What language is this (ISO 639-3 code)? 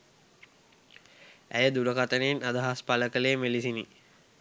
sin